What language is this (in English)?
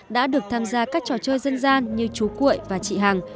Vietnamese